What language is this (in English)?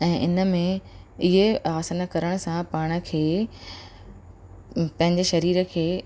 Sindhi